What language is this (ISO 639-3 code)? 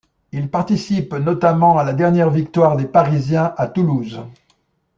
fra